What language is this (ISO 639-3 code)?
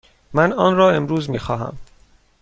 fas